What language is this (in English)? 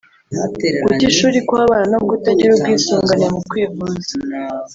Kinyarwanda